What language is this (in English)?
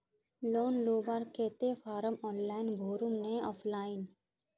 Magahi